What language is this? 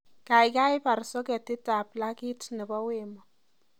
Kalenjin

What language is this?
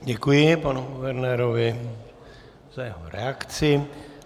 Czech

